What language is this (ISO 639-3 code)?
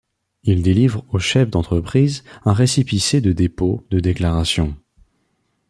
fra